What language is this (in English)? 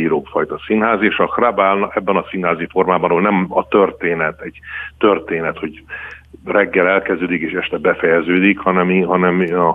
Hungarian